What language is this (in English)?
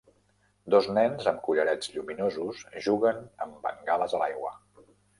Catalan